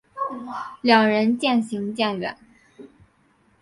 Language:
Chinese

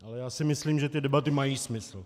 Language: Czech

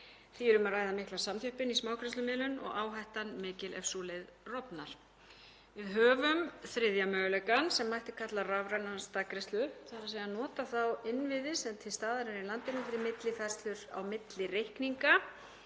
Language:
Icelandic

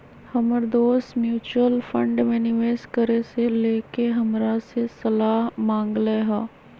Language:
Magahi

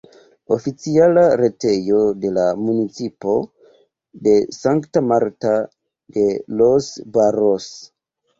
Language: Esperanto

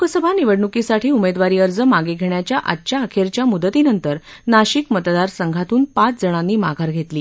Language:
Marathi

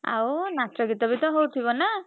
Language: Odia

